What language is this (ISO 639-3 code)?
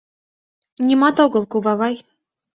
chm